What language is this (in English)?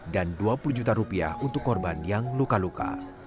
Indonesian